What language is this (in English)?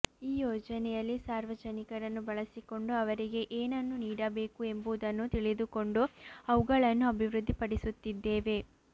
Kannada